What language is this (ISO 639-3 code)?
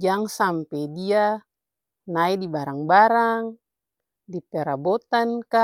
abs